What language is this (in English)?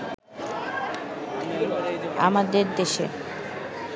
Bangla